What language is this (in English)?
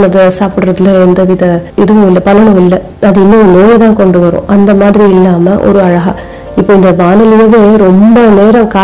Tamil